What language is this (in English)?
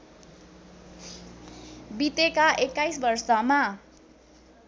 Nepali